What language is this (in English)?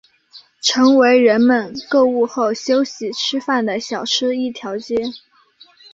Chinese